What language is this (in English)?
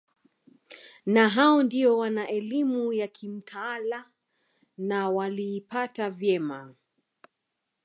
Swahili